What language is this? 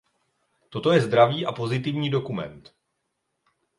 Czech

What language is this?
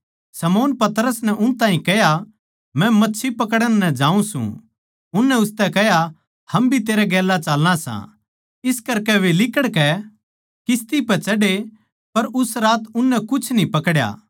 Haryanvi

